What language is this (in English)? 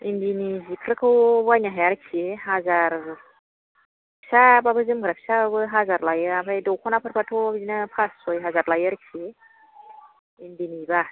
Bodo